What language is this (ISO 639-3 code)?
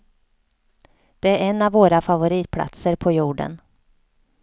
swe